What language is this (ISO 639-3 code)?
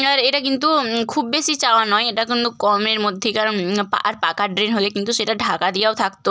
ben